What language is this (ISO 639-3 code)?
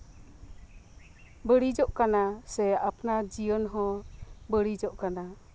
sat